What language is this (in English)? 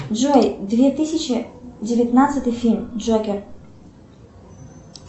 Russian